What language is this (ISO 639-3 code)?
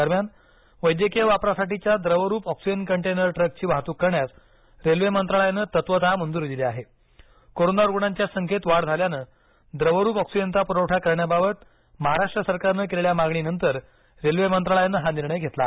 mar